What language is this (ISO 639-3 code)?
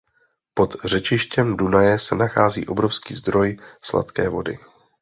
ces